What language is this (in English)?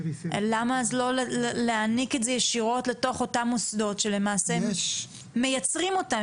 Hebrew